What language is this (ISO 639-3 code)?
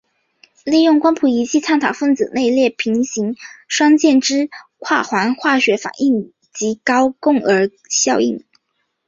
zho